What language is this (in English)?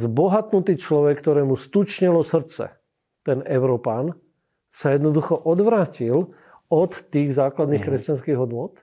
Slovak